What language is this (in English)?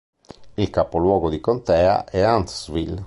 Italian